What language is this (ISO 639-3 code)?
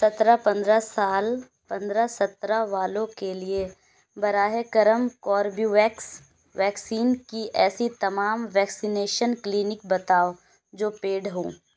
urd